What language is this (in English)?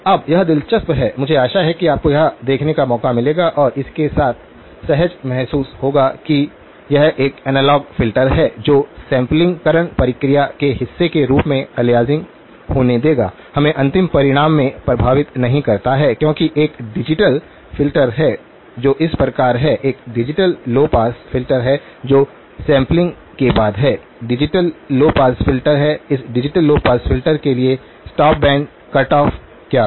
Hindi